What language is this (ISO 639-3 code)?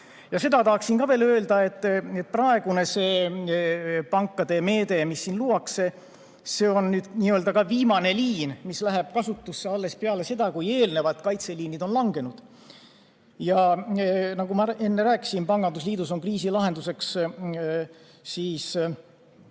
est